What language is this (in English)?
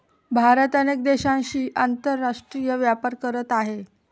Marathi